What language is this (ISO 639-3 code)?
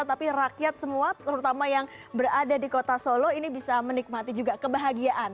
ind